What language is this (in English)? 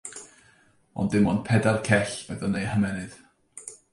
Welsh